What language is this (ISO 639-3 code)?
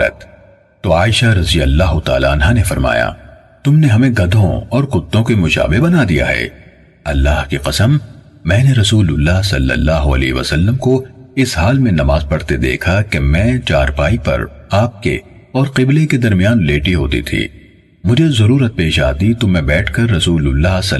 urd